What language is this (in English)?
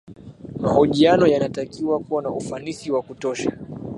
Swahili